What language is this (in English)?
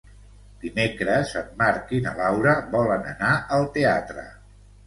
Catalan